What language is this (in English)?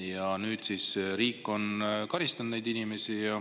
Estonian